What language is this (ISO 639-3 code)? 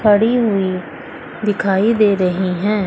hin